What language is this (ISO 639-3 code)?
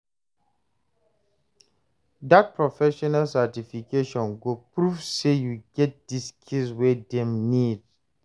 pcm